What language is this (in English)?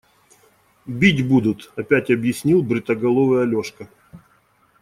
Russian